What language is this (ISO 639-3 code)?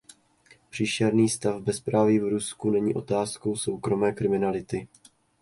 ces